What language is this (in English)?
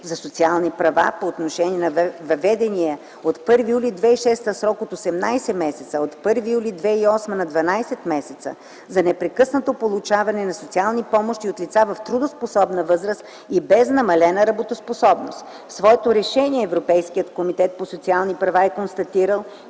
Bulgarian